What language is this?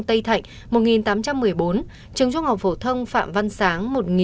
Vietnamese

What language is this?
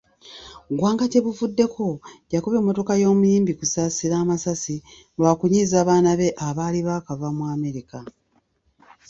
Ganda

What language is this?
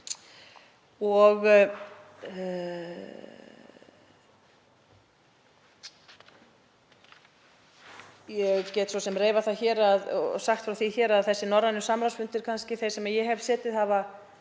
Icelandic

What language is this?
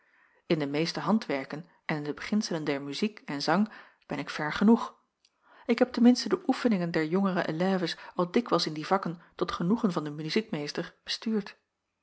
Dutch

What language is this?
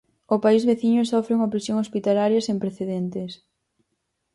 Galician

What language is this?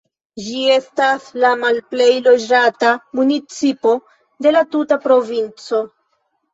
Esperanto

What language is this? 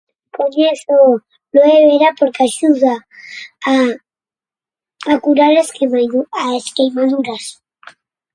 Galician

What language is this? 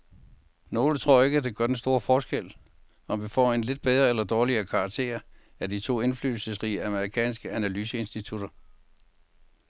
Danish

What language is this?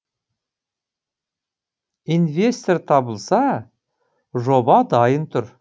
Kazakh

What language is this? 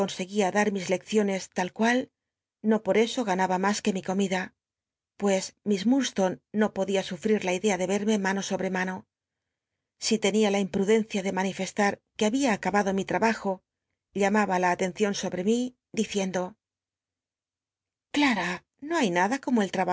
Spanish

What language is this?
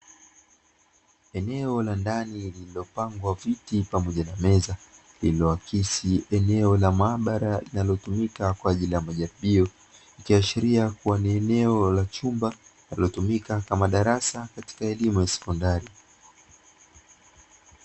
Swahili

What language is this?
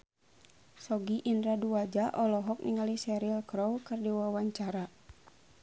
Sundanese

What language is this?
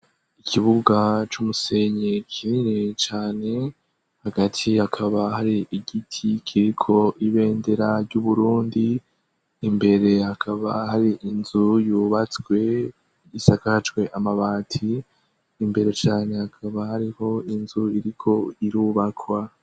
Rundi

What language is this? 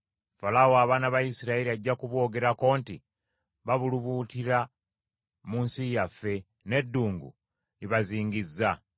Ganda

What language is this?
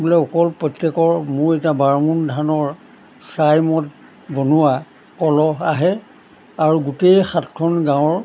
Assamese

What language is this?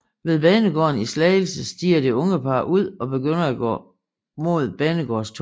Danish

